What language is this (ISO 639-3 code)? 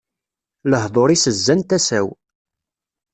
kab